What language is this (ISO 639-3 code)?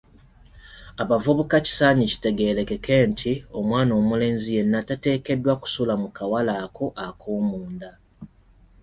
lug